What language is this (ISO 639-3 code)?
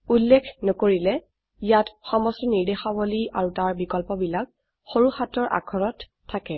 asm